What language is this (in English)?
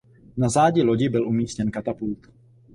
Czech